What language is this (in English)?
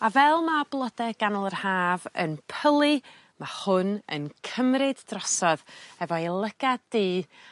Welsh